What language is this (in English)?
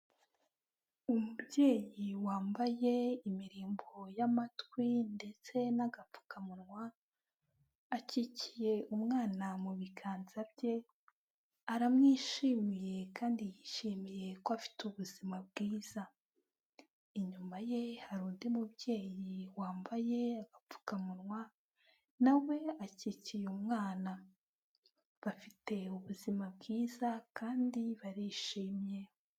Kinyarwanda